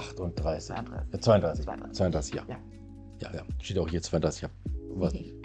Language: German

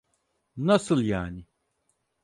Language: Turkish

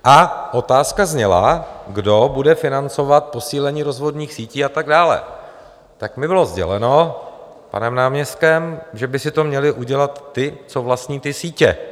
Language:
Czech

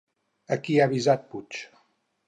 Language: Catalan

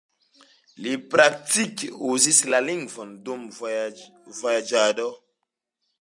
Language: Esperanto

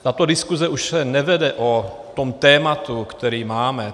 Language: Czech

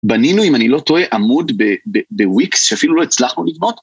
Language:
Hebrew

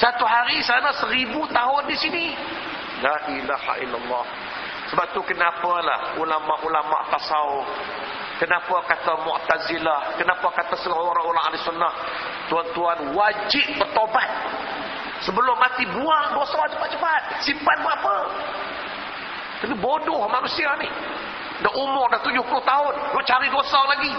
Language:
Malay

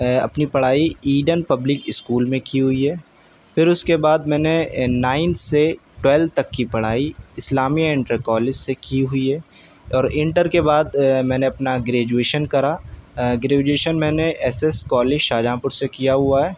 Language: Urdu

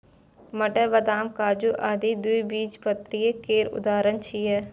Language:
Maithili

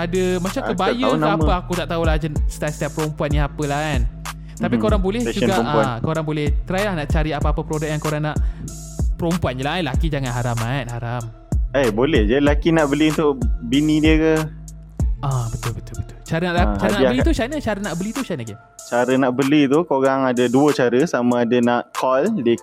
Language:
Malay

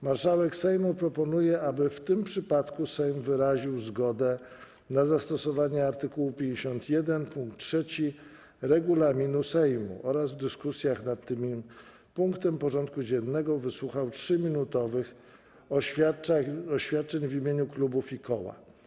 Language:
Polish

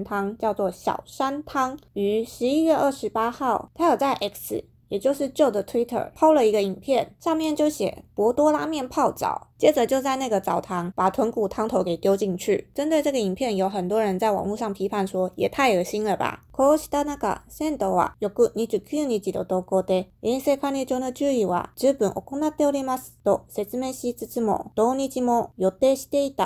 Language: Chinese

